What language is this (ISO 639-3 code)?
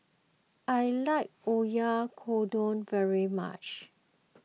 eng